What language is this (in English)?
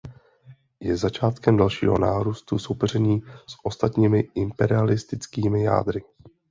Czech